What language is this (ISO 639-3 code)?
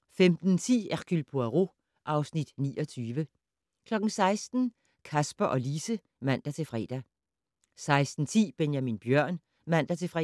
dan